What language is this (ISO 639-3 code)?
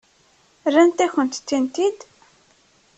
kab